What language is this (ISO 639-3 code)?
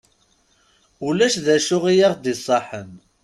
kab